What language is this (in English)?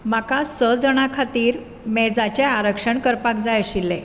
Konkani